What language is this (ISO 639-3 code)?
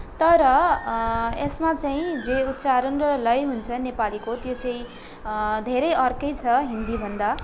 nep